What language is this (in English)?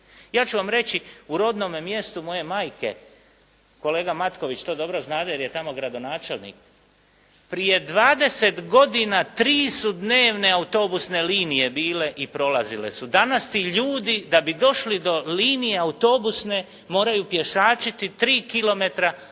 Croatian